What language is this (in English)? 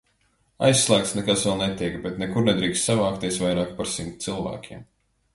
Latvian